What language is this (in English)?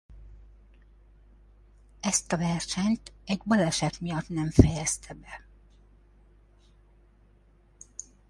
Hungarian